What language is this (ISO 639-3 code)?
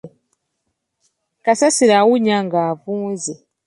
lug